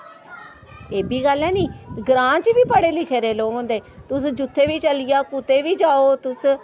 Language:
Dogri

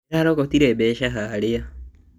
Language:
Kikuyu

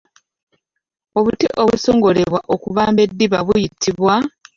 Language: Ganda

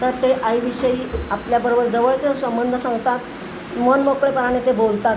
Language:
Marathi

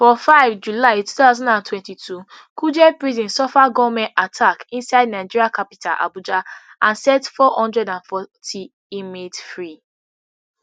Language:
Nigerian Pidgin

